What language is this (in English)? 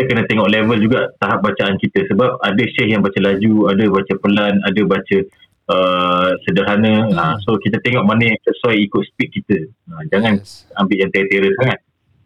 Malay